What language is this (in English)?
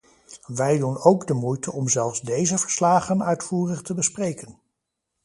Dutch